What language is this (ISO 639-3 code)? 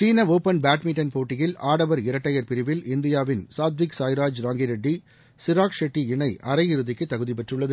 tam